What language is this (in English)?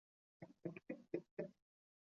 Chinese